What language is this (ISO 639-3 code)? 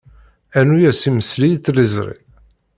kab